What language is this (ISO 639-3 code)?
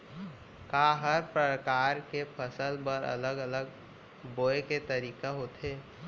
hne